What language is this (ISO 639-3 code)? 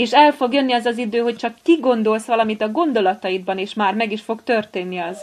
hun